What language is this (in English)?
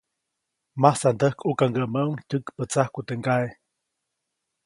Copainalá Zoque